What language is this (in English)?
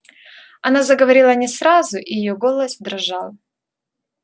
Russian